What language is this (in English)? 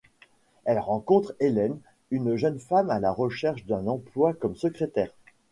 French